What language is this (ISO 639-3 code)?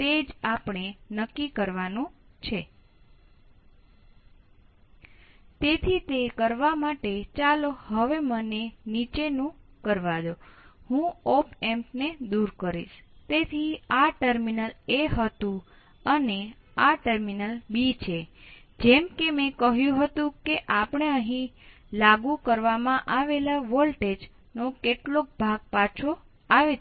guj